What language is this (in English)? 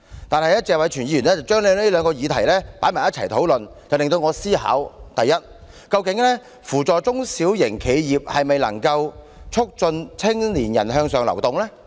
Cantonese